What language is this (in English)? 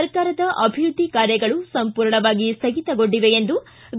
Kannada